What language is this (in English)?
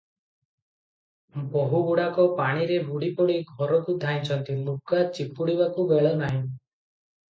Odia